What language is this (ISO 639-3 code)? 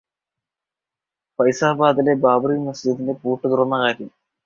mal